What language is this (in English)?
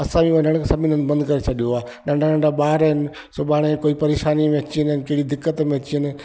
Sindhi